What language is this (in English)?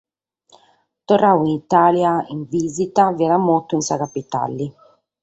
Sardinian